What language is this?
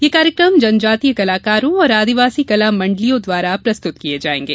Hindi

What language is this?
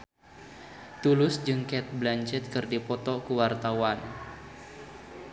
Sundanese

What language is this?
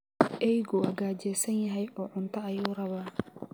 Somali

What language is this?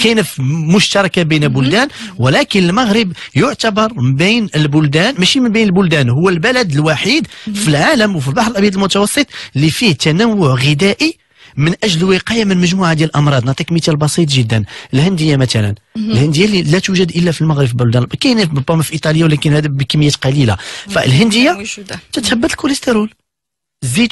Arabic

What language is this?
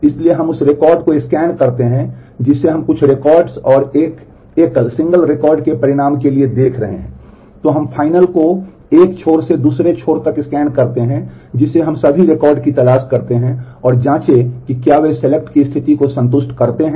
Hindi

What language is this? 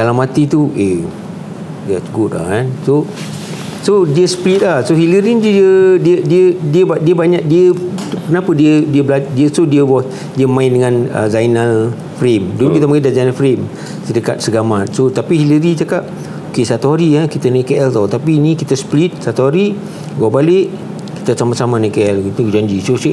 Malay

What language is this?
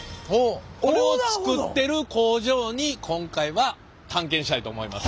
Japanese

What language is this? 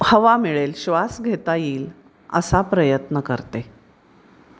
Marathi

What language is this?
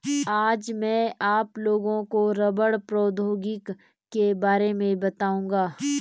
Hindi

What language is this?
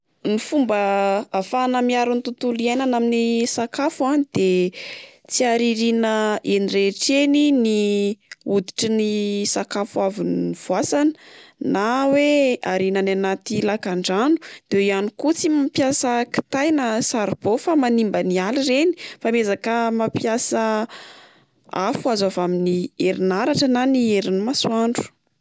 Malagasy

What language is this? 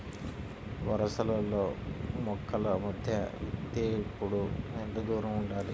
Telugu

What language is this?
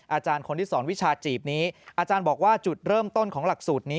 Thai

